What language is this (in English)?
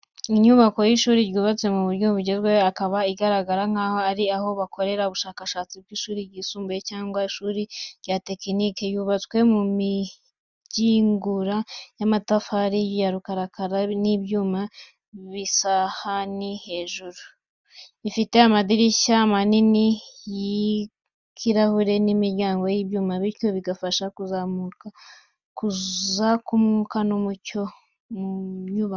Kinyarwanda